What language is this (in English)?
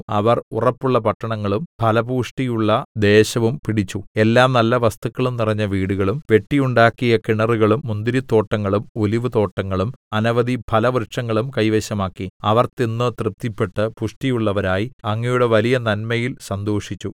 Malayalam